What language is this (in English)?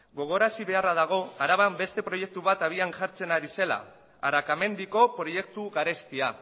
Basque